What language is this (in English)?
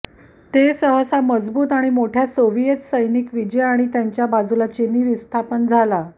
Marathi